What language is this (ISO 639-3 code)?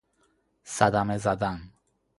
fas